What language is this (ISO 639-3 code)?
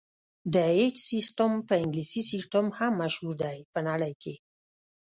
pus